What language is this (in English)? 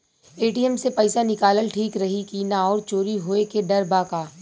Bhojpuri